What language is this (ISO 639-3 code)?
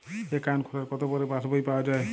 ben